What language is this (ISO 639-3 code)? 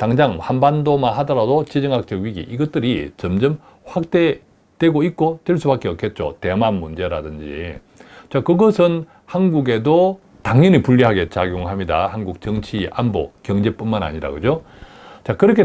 kor